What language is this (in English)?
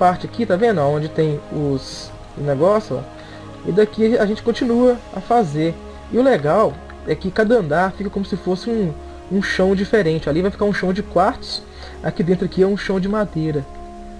Portuguese